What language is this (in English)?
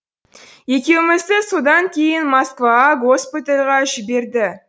Kazakh